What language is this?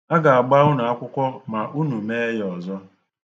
Igbo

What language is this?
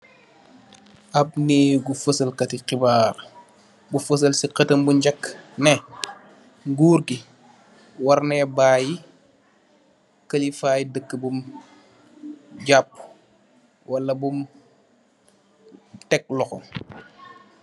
Wolof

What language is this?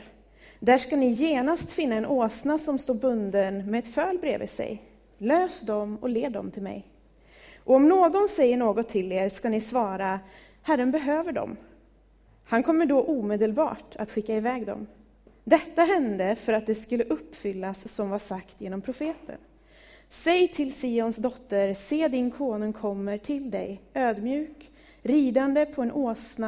Swedish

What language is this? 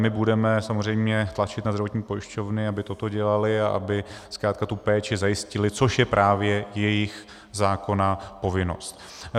Czech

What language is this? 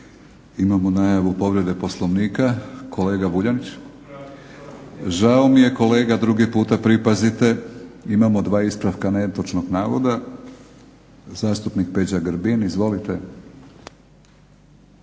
Croatian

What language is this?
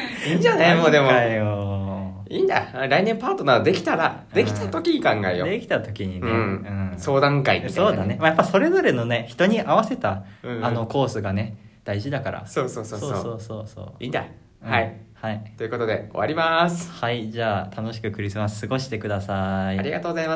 Japanese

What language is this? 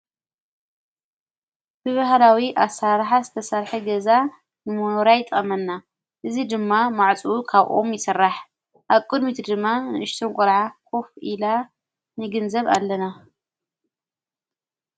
Tigrinya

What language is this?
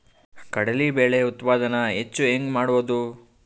Kannada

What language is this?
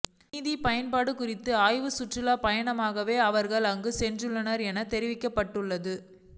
Tamil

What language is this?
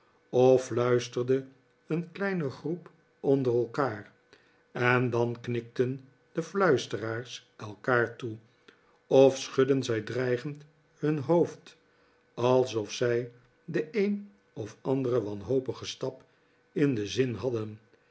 Dutch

